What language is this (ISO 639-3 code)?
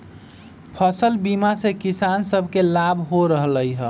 mag